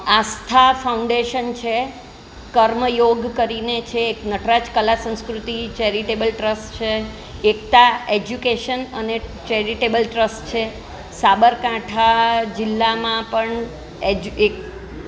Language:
Gujarati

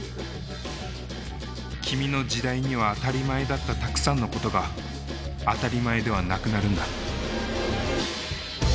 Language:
Japanese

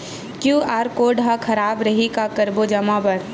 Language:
Chhattisgarhi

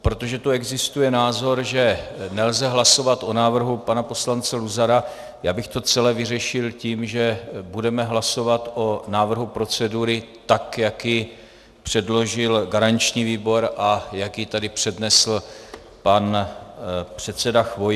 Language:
Czech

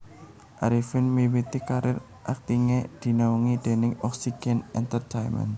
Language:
Javanese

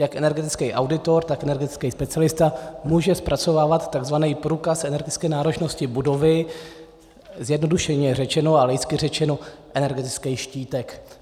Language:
Czech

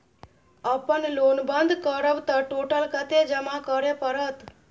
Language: Maithili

